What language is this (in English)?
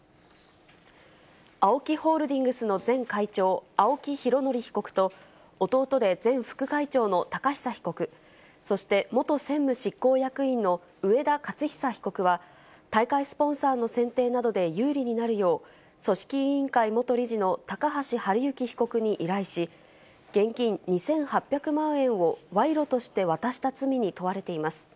Japanese